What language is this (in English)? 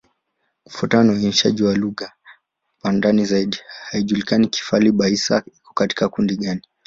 Swahili